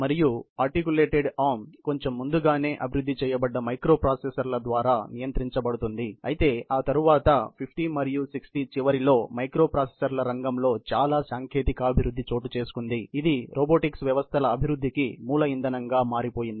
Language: Telugu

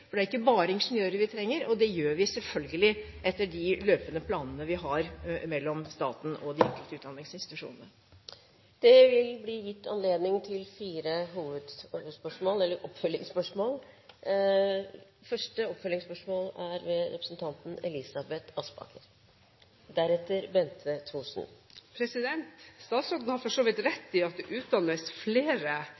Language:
Norwegian Bokmål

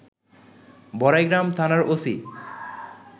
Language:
Bangla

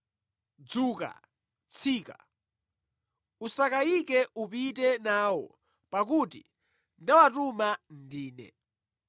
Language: Nyanja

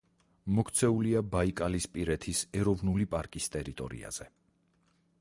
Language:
Georgian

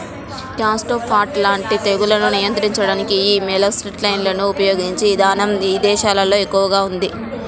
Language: Telugu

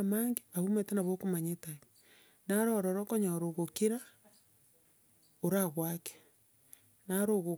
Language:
Gusii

